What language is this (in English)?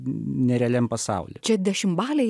Lithuanian